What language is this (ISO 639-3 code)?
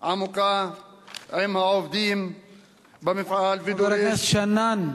heb